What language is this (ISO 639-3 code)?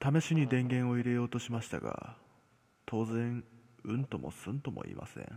jpn